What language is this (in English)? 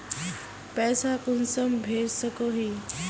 Magahi